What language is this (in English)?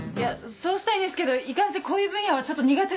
Japanese